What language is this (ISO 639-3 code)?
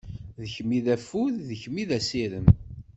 kab